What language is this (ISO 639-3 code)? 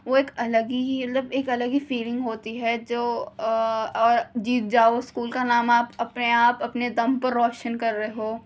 urd